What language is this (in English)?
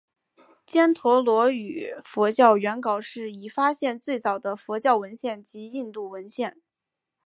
Chinese